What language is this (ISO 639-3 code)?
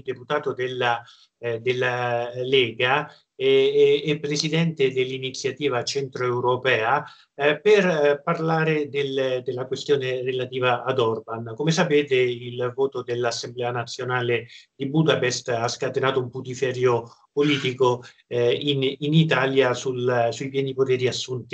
ita